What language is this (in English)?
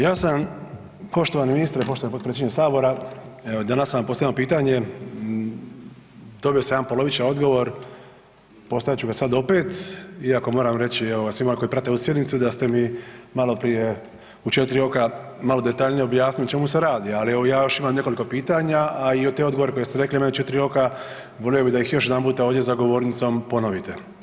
Croatian